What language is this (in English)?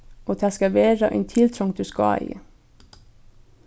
Faroese